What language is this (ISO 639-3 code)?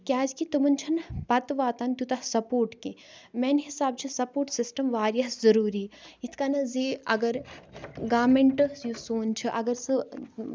kas